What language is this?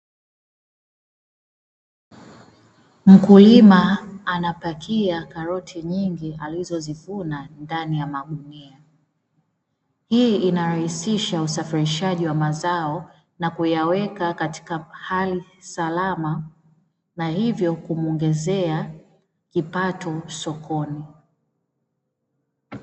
Swahili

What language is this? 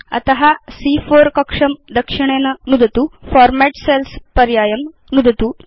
Sanskrit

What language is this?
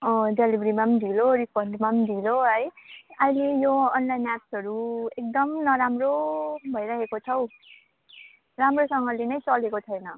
Nepali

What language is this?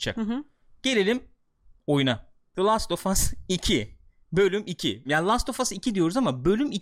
Turkish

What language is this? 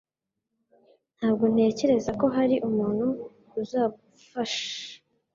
Kinyarwanda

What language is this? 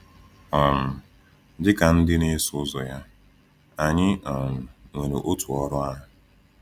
Igbo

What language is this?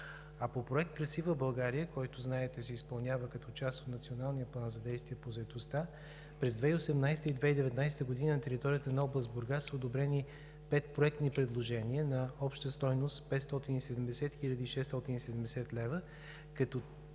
Bulgarian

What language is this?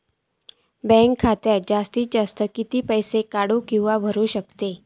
Marathi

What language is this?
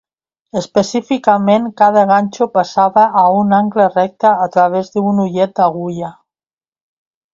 Catalan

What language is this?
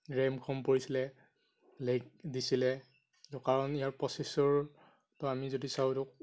Assamese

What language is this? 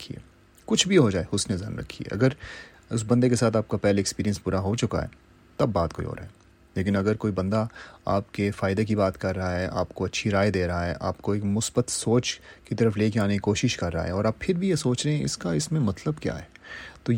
Urdu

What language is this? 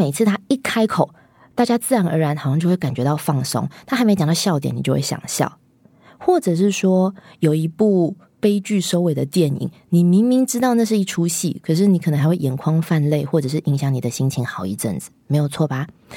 Chinese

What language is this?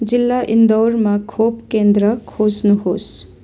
Nepali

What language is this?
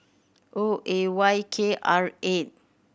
English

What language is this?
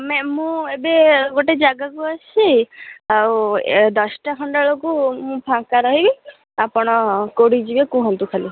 Odia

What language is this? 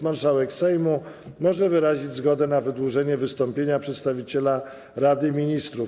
Polish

